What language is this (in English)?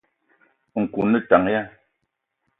Eton (Cameroon)